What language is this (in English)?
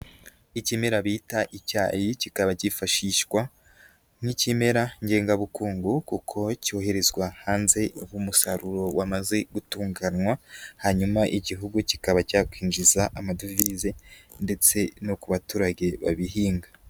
Kinyarwanda